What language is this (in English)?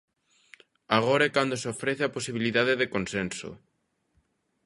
Galician